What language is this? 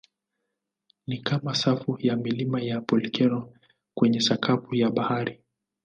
Swahili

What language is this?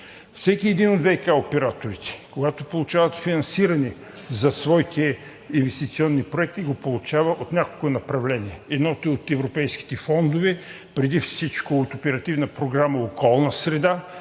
Bulgarian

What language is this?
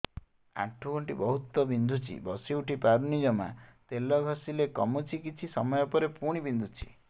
Odia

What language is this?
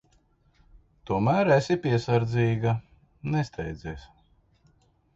Latvian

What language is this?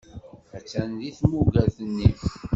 Kabyle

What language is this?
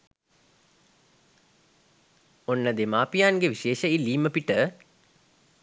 Sinhala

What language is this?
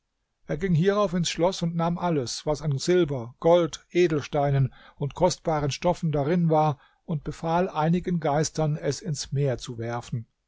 German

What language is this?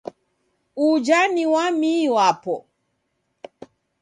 Taita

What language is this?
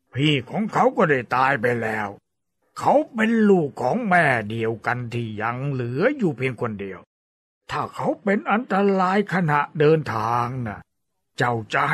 Thai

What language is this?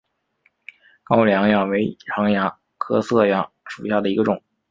Chinese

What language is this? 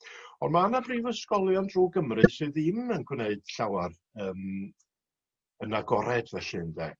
Welsh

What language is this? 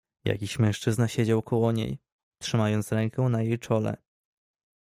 Polish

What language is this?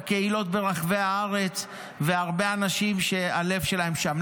Hebrew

